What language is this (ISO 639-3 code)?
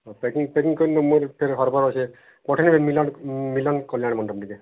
ori